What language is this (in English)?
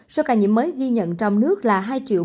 Vietnamese